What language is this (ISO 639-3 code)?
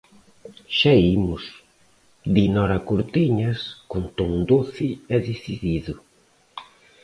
glg